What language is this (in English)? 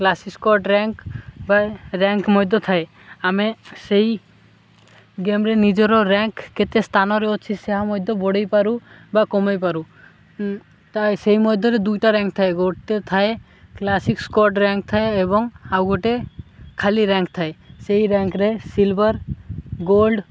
Odia